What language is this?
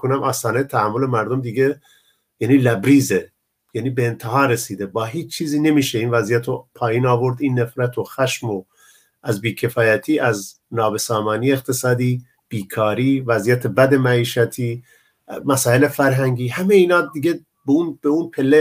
Persian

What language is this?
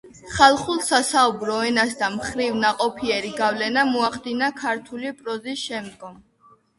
Georgian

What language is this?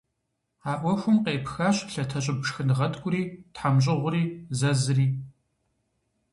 Kabardian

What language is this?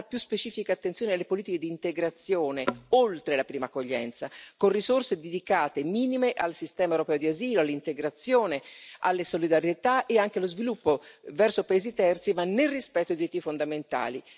Italian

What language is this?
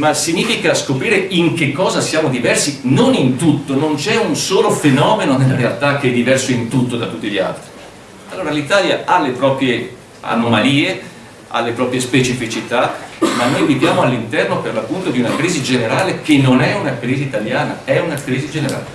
Italian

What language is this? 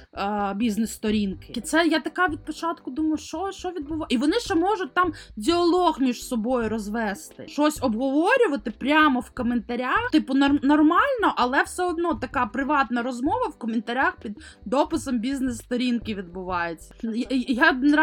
Ukrainian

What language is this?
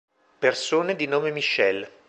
Italian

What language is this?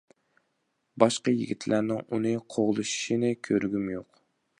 Uyghur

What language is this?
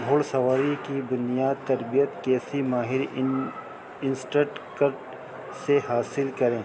Urdu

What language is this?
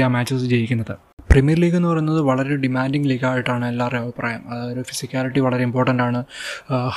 Malayalam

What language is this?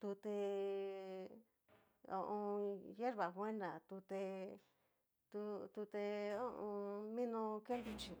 Cacaloxtepec Mixtec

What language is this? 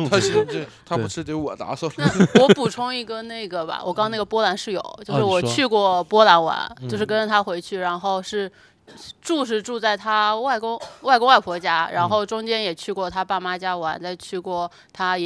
Chinese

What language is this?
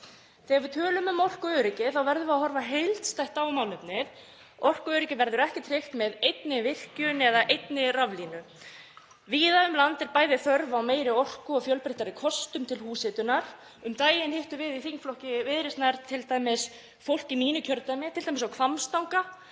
Icelandic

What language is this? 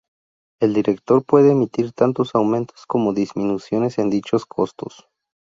Spanish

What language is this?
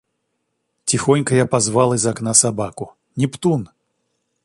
Russian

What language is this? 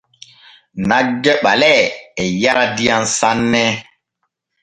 Borgu Fulfulde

